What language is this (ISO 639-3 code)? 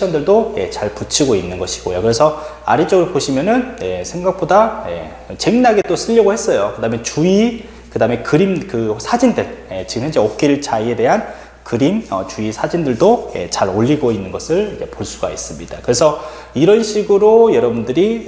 kor